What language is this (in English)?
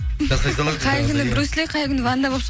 Kazakh